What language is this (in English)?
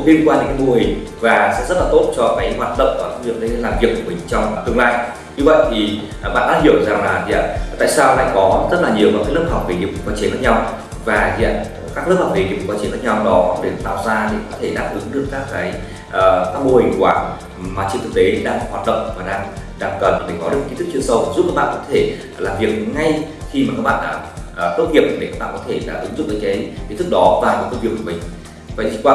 Vietnamese